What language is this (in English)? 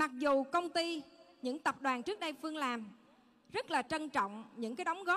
Vietnamese